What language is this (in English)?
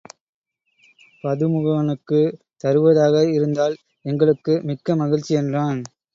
Tamil